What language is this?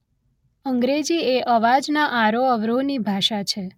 Gujarati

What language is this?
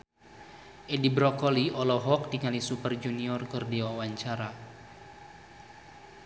Sundanese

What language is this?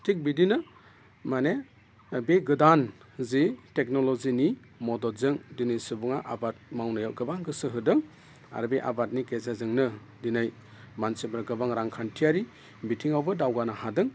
Bodo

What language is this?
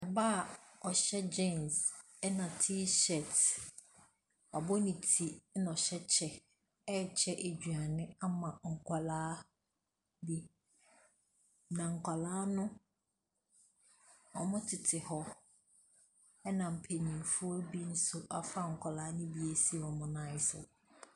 Akan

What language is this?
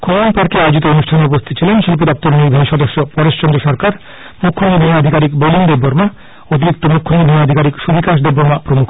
Bangla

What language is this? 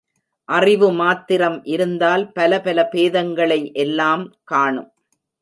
Tamil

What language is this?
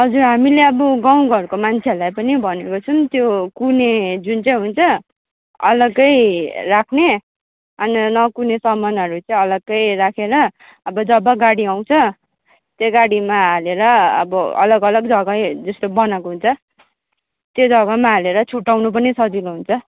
Nepali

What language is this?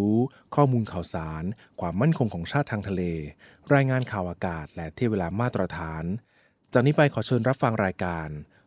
Thai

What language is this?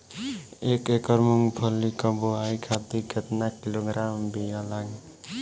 Bhojpuri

